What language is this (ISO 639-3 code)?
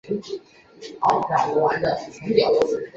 zho